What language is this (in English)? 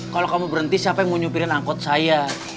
Indonesian